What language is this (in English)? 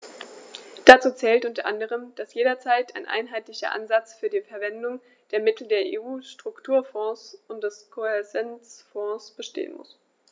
German